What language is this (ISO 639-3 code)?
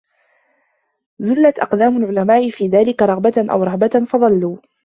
ara